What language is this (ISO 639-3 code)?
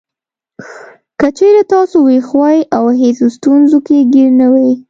pus